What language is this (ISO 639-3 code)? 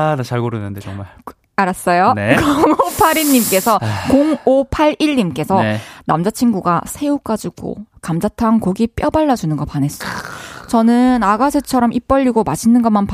kor